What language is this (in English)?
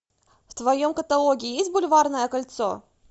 Russian